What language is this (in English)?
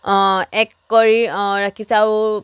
Assamese